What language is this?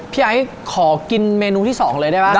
Thai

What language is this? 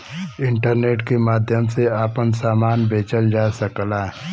Bhojpuri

